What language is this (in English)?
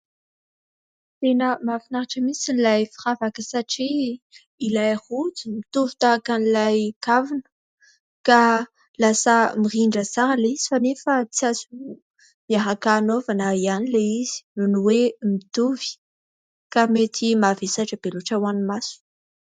Malagasy